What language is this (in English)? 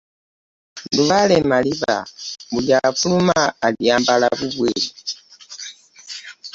Ganda